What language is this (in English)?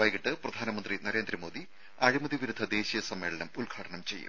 Malayalam